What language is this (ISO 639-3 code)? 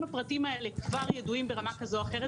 heb